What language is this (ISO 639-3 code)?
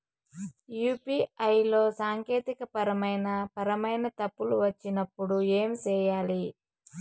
tel